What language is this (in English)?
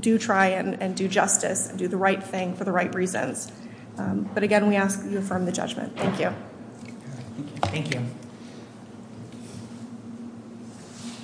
English